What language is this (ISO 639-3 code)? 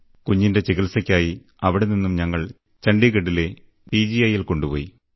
mal